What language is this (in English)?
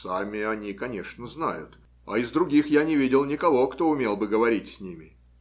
Russian